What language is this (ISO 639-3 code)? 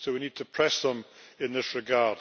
eng